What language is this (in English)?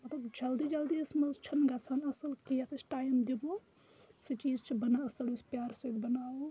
Kashmiri